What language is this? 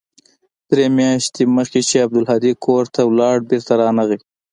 Pashto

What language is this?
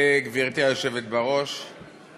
Hebrew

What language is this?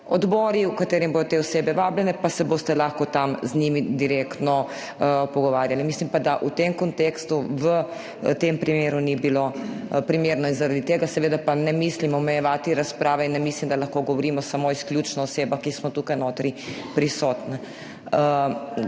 Slovenian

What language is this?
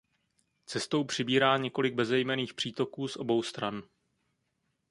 Czech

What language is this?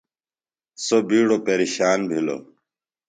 Phalura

